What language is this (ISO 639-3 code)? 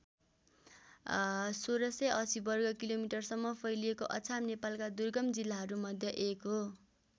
nep